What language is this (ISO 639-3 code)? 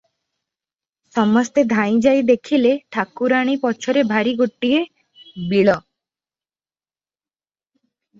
ori